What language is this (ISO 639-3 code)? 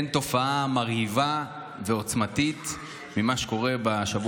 heb